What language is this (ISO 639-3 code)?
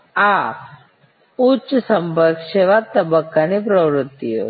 guj